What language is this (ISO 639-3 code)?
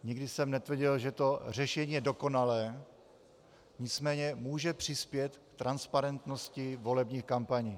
ces